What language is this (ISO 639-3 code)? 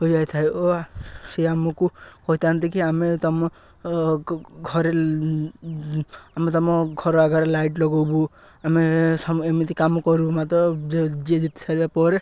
ori